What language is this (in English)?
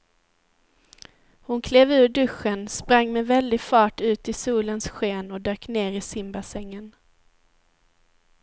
Swedish